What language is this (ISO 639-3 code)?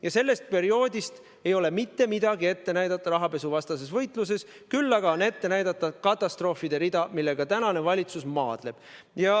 est